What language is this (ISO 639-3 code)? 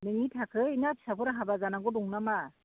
brx